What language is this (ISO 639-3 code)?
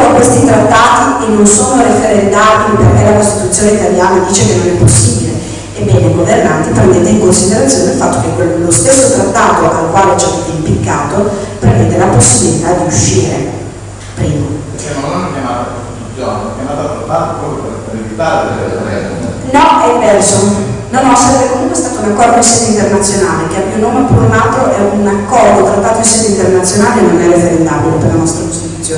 ita